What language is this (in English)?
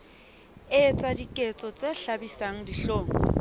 Southern Sotho